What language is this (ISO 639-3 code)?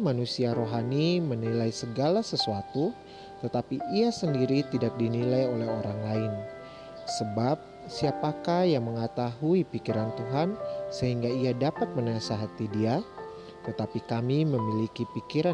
ind